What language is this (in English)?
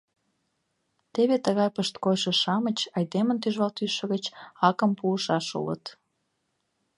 Mari